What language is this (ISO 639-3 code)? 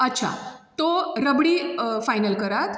kok